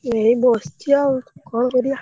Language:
Odia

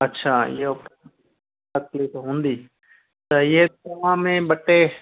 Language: Sindhi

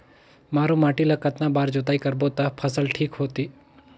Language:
Chhattisgarhi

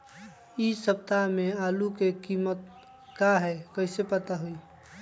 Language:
Magahi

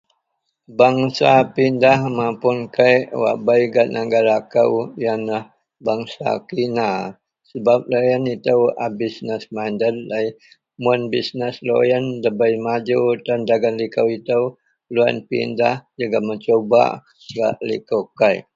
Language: Central Melanau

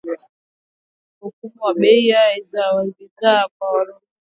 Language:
Swahili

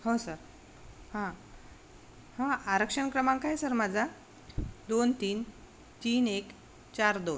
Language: Marathi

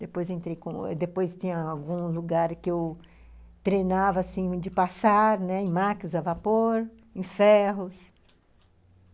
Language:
Portuguese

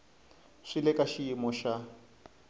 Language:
Tsonga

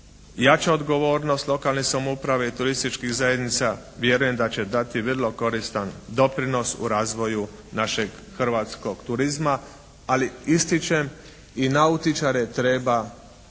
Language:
Croatian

